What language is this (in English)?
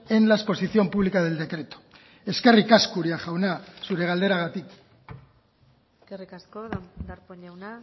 Basque